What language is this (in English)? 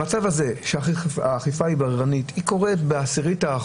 Hebrew